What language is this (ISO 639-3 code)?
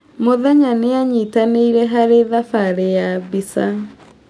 kik